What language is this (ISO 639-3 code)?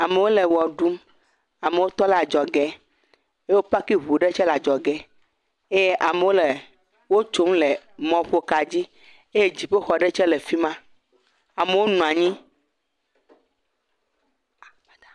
ewe